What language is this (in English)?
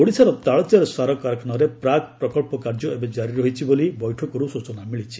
Odia